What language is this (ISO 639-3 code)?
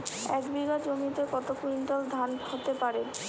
ben